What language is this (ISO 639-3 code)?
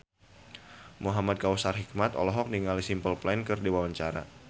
sun